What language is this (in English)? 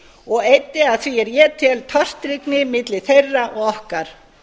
Icelandic